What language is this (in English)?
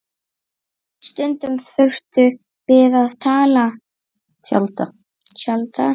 Icelandic